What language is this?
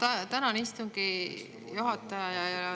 Estonian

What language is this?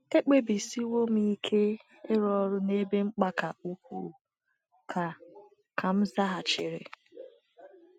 Igbo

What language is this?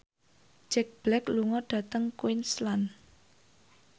Javanese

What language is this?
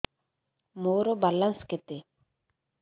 Odia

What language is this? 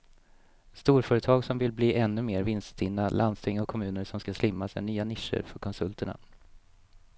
Swedish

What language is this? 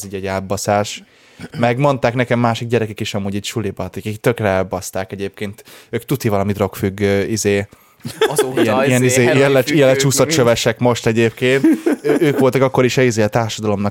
Hungarian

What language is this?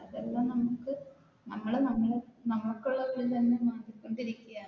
Malayalam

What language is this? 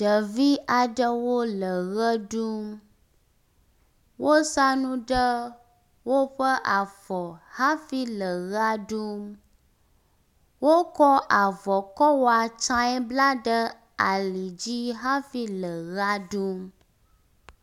Ewe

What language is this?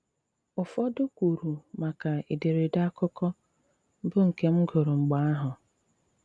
Igbo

